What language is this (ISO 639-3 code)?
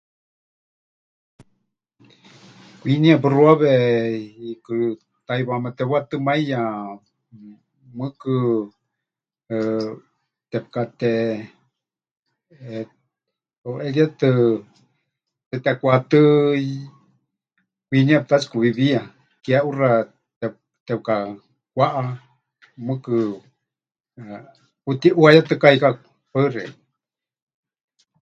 hch